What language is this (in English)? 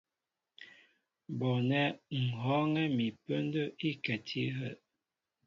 Mbo (Cameroon)